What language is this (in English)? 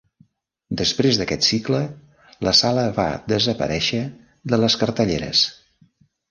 Catalan